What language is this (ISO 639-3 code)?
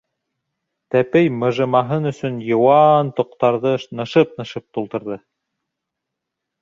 bak